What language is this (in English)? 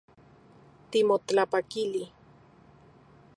Central Puebla Nahuatl